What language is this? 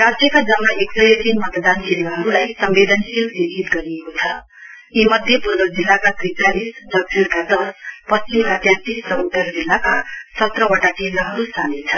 Nepali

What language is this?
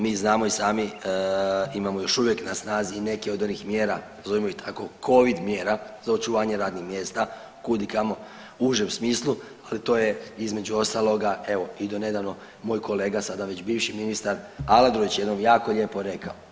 Croatian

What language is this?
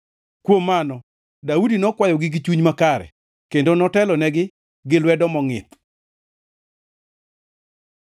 Luo (Kenya and Tanzania)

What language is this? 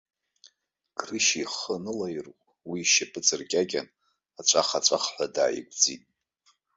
Abkhazian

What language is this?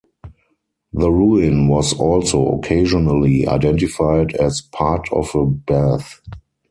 English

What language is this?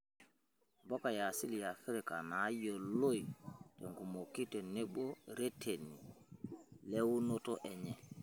Masai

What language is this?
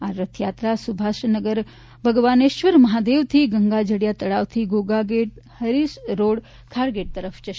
Gujarati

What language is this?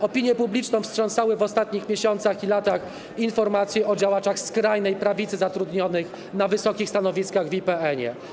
Polish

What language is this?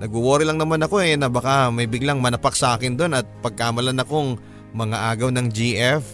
Filipino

